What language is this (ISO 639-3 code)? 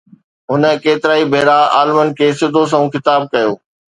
snd